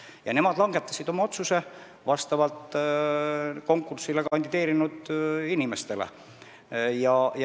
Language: Estonian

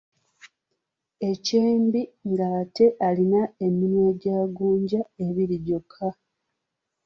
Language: Ganda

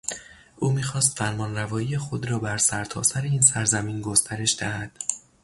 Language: Persian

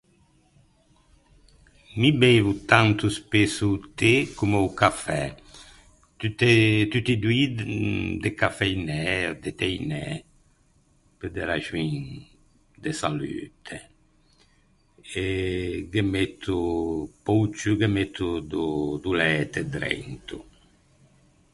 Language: Ligurian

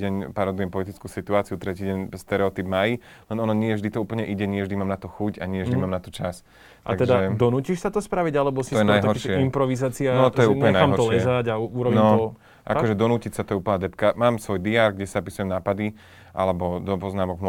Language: Slovak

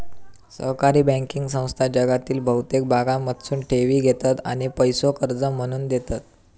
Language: Marathi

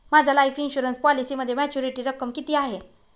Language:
Marathi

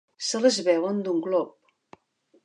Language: Catalan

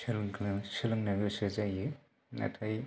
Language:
Bodo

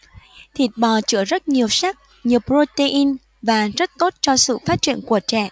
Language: Vietnamese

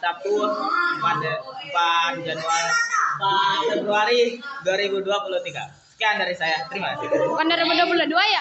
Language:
Indonesian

